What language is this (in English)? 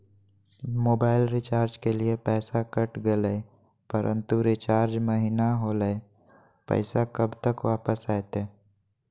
Magahi